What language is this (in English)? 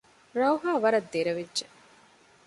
Divehi